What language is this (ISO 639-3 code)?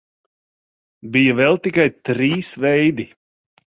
lav